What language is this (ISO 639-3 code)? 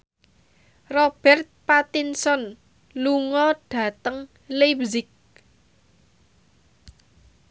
jav